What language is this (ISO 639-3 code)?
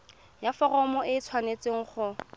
tsn